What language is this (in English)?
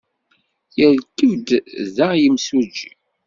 Kabyle